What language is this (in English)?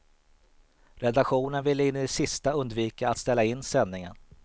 Swedish